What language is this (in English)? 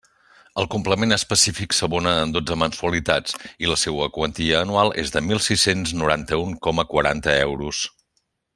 Catalan